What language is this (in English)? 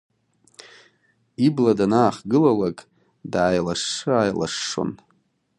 Abkhazian